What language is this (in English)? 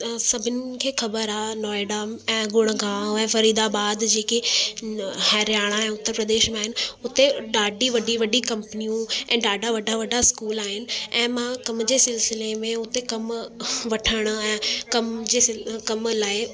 Sindhi